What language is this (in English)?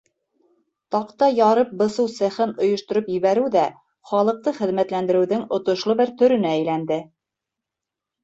Bashkir